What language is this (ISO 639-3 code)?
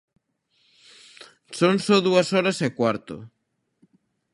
glg